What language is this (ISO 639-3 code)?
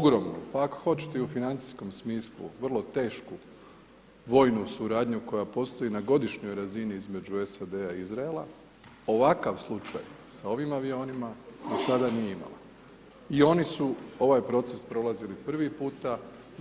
hrv